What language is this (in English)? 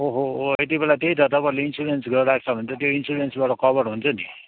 Nepali